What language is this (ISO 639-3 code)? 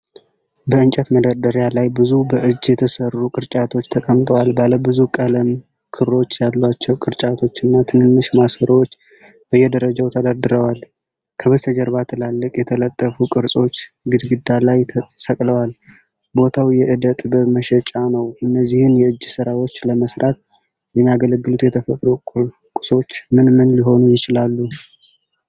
amh